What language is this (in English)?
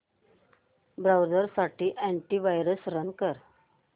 Marathi